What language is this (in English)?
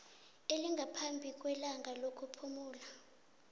South Ndebele